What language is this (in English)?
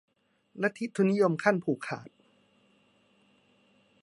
Thai